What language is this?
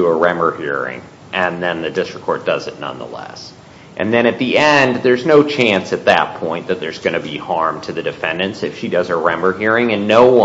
English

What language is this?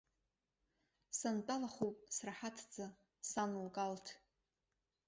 Abkhazian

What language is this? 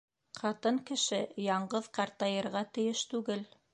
Bashkir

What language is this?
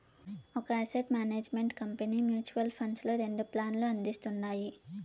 Telugu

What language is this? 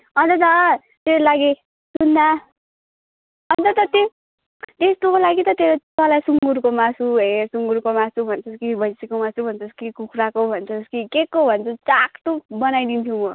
Nepali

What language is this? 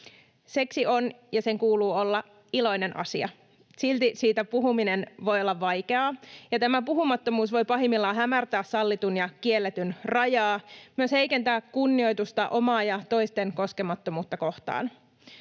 Finnish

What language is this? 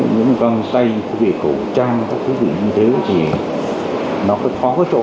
Vietnamese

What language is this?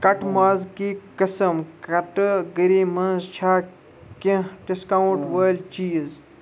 Kashmiri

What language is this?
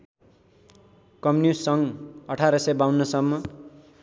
Nepali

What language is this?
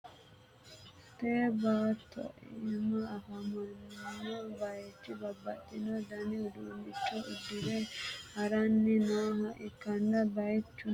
Sidamo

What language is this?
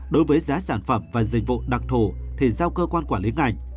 Vietnamese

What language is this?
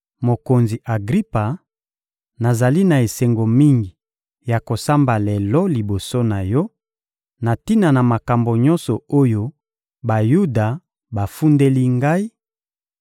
Lingala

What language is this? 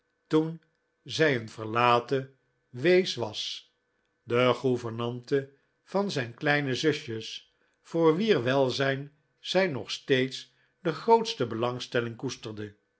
Dutch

